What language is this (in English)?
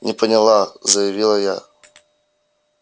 Russian